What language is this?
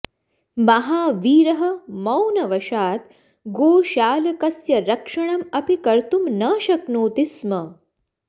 Sanskrit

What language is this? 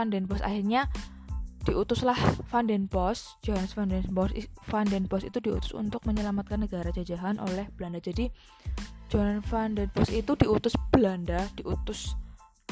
Indonesian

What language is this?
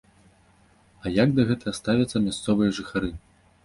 Belarusian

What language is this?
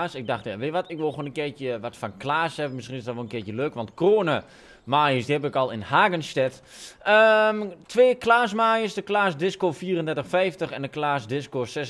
Dutch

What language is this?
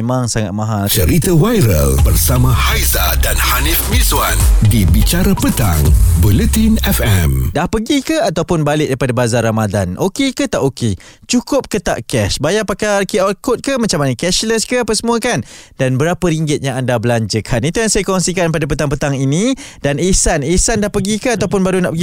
Malay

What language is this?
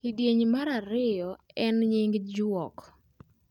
Luo (Kenya and Tanzania)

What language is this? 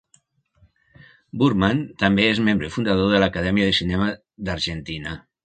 Catalan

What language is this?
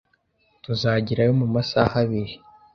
Kinyarwanda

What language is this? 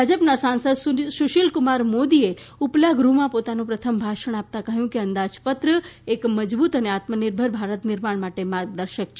Gujarati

